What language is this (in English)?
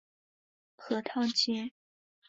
Chinese